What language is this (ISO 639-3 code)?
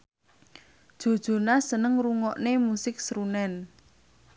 jav